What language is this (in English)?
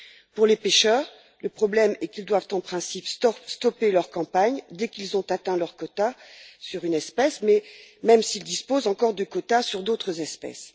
French